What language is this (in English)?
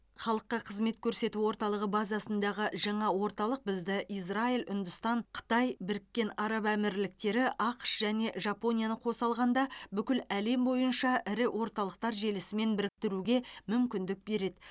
Kazakh